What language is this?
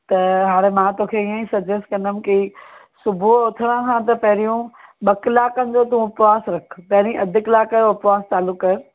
Sindhi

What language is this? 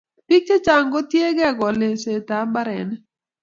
Kalenjin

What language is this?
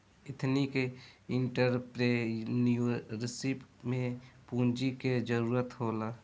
Bhojpuri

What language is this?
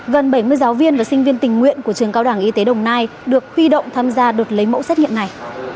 Vietnamese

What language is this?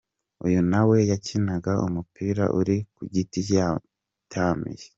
Kinyarwanda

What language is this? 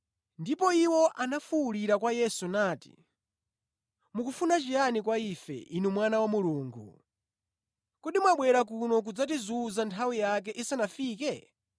Nyanja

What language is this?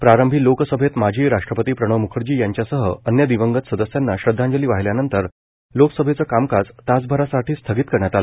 Marathi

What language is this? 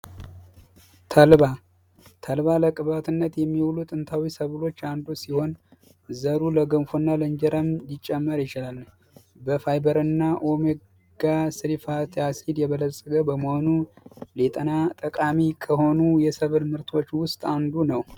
Amharic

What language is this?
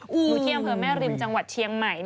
Thai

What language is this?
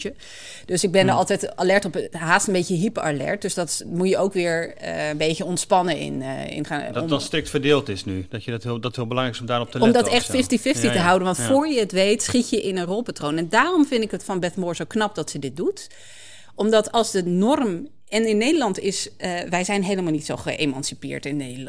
Dutch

